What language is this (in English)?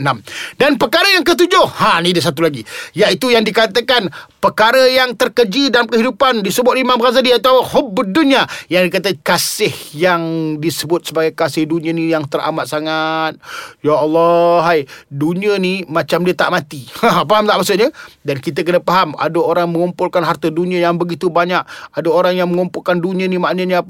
Malay